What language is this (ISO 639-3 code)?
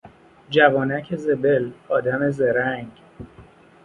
fas